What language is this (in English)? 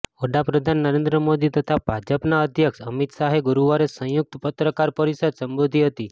Gujarati